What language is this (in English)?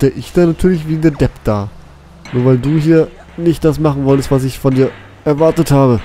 German